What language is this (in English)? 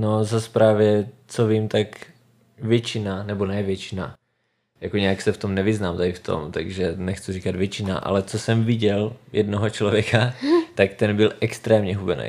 Czech